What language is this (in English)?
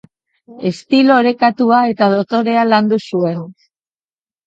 Basque